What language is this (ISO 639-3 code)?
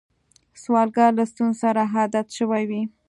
pus